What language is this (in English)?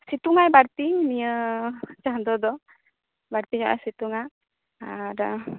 Santali